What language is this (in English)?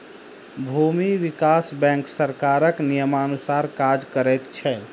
Maithili